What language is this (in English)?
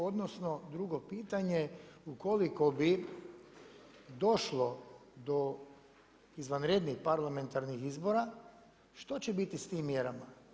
Croatian